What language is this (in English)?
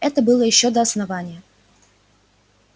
Russian